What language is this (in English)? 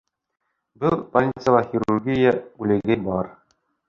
Bashkir